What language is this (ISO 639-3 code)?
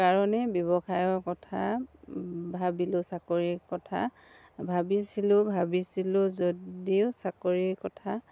asm